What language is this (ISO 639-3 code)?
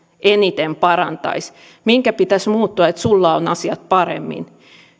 fin